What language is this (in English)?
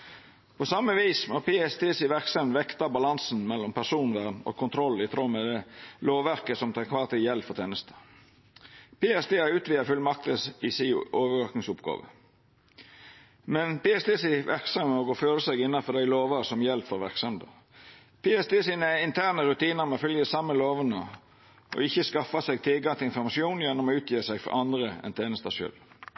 Norwegian Nynorsk